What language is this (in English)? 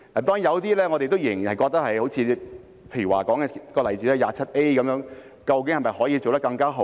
Cantonese